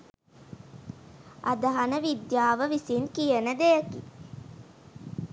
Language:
Sinhala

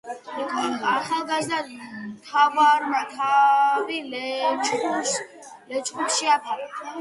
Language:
Georgian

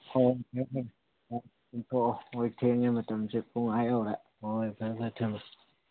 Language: Manipuri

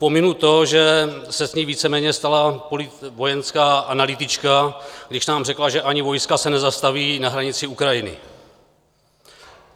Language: Czech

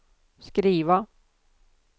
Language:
Swedish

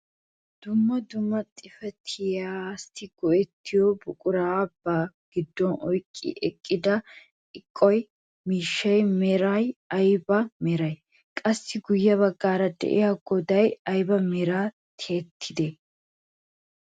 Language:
Wolaytta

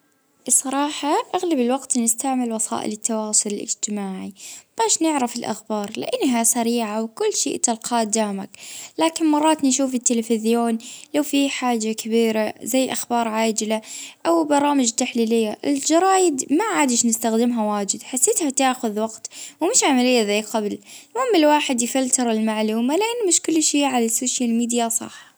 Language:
Libyan Arabic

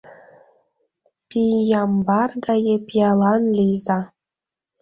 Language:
Mari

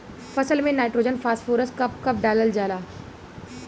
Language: Bhojpuri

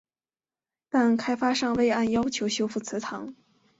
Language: Chinese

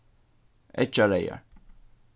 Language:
Faroese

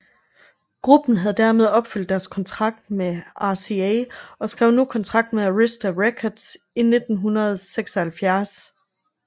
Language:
Danish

